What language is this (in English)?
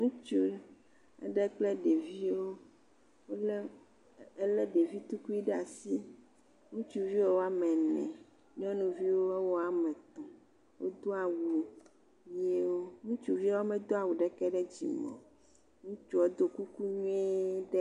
Ewe